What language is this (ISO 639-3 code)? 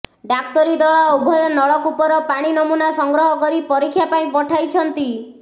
ori